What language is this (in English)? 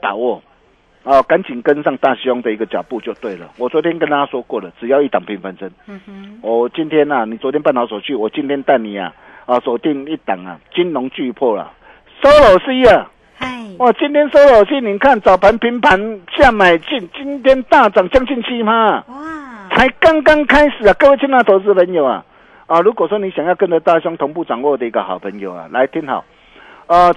Chinese